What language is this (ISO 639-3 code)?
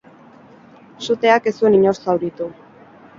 eus